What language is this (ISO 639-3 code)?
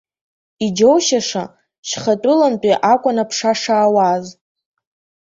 abk